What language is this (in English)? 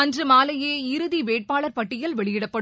Tamil